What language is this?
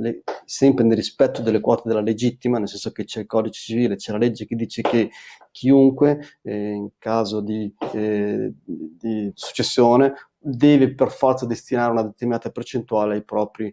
Italian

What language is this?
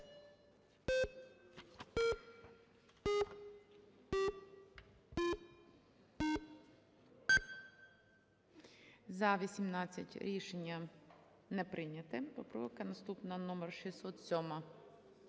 Ukrainian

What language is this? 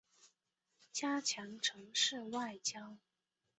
Chinese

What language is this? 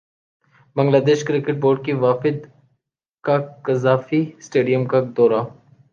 Urdu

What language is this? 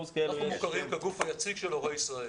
Hebrew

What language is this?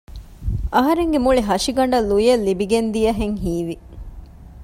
Divehi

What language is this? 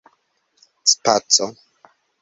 Esperanto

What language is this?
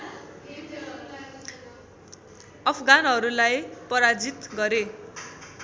Nepali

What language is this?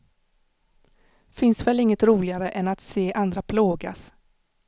Swedish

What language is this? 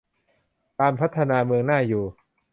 Thai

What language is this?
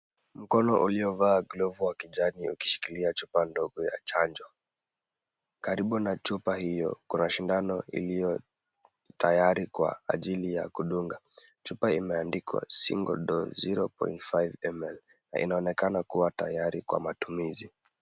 Swahili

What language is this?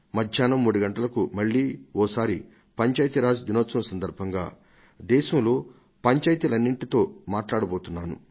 Telugu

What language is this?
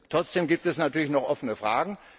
German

